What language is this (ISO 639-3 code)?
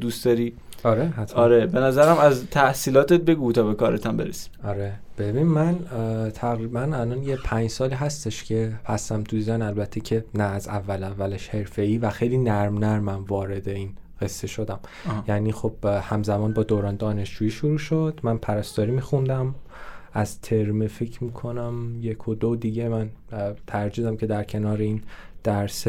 fas